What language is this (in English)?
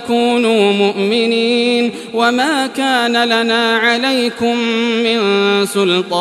Arabic